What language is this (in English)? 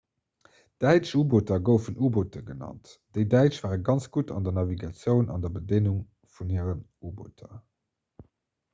Luxembourgish